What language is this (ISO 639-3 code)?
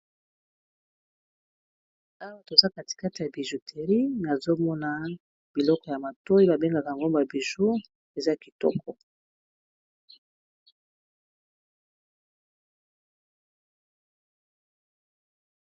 lin